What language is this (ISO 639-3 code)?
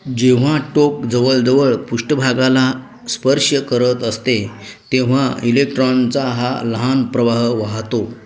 mar